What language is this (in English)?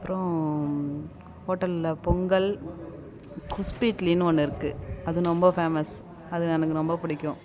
Tamil